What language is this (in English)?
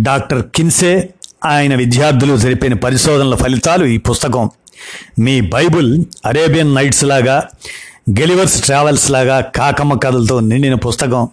Telugu